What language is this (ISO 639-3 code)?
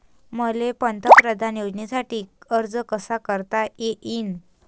mar